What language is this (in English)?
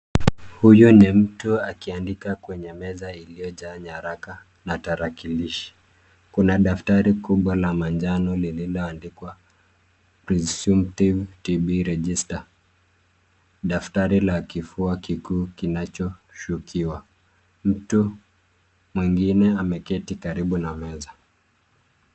Swahili